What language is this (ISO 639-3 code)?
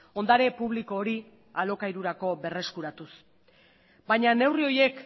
eus